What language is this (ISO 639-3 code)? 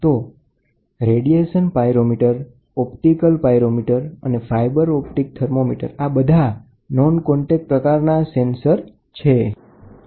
guj